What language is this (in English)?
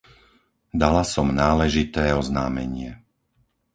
Slovak